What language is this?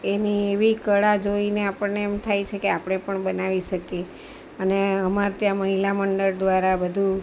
Gujarati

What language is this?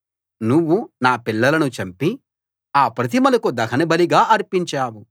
Telugu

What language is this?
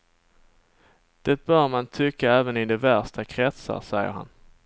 Swedish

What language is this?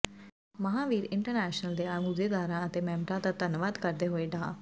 Punjabi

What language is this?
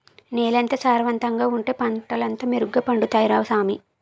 Telugu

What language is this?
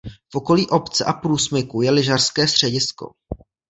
Czech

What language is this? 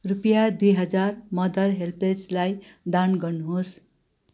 Nepali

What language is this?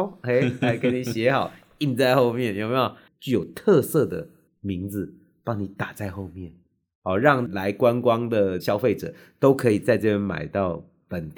Chinese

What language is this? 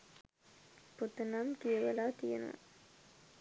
Sinhala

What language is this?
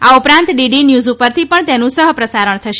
Gujarati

